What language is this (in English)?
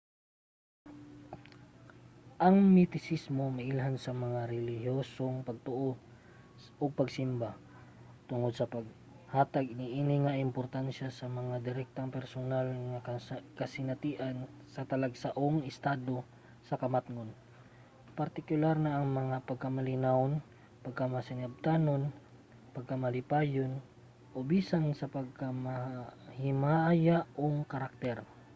Cebuano